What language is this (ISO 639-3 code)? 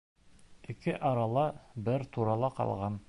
bak